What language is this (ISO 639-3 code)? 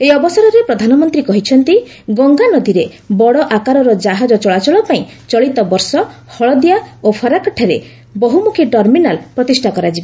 ori